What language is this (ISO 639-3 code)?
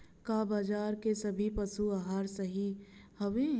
bho